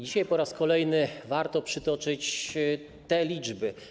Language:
Polish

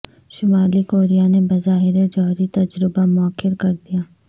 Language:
Urdu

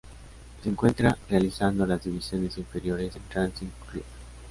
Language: Spanish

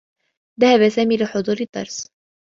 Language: Arabic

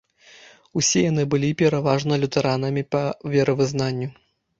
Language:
Belarusian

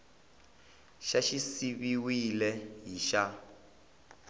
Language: Tsonga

